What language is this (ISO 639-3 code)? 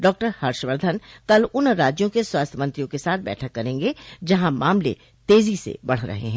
hin